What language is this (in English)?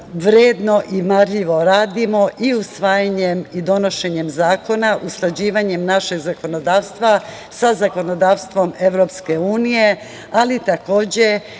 Serbian